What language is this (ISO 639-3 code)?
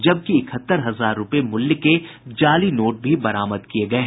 hin